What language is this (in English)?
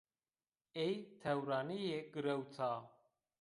Zaza